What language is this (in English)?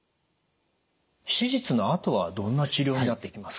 Japanese